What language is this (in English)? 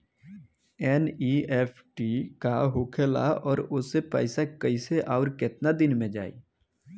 Bhojpuri